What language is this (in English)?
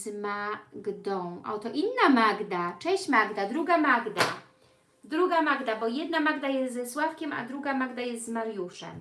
Polish